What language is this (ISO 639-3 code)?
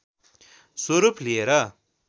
nep